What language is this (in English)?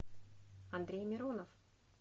Russian